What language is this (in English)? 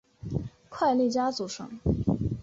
Chinese